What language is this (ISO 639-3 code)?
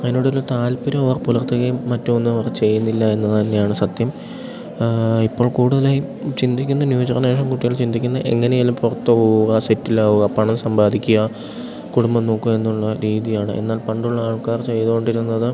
mal